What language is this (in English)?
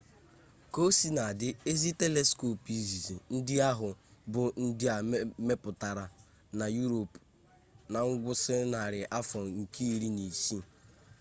Igbo